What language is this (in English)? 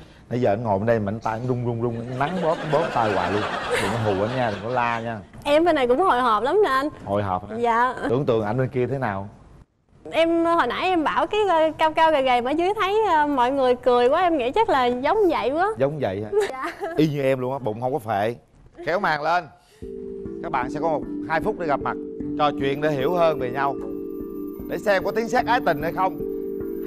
Vietnamese